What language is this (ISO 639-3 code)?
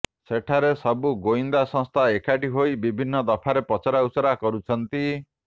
ori